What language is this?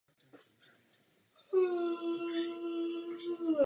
Czech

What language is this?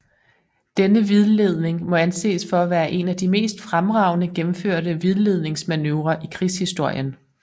Danish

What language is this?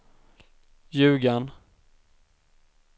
Swedish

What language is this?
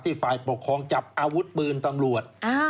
Thai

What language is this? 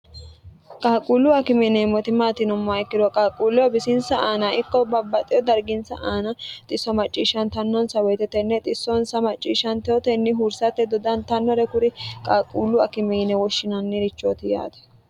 Sidamo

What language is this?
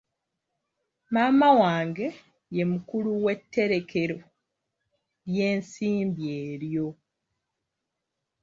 Ganda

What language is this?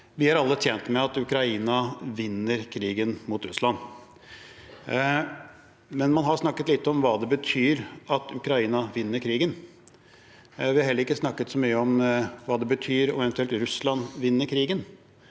Norwegian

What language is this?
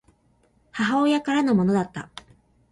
Japanese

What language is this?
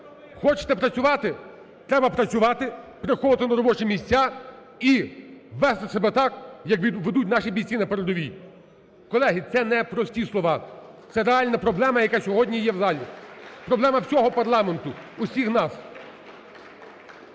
Ukrainian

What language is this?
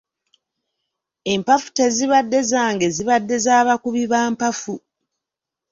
Ganda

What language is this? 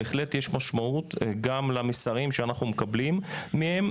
Hebrew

